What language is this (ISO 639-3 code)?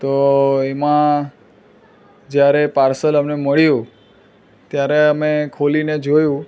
guj